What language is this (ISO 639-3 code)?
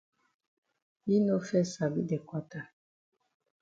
wes